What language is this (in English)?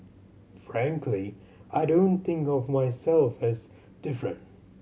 English